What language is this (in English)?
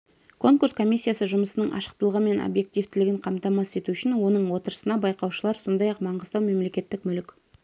Kazakh